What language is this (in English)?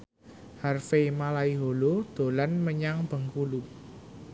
Javanese